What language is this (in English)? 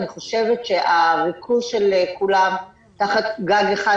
Hebrew